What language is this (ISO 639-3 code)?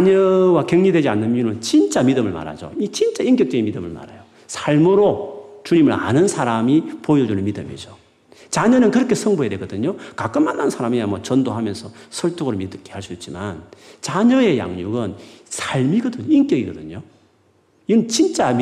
kor